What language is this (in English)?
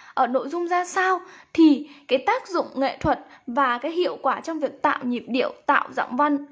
Vietnamese